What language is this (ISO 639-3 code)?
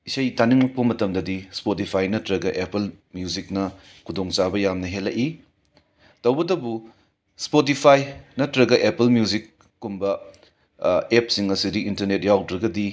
mni